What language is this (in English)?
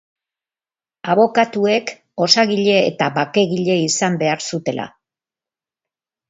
Basque